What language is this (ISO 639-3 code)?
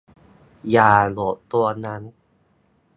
tha